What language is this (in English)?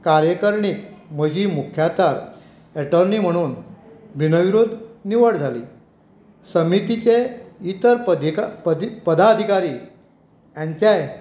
Konkani